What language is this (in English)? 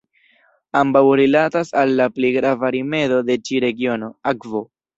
Esperanto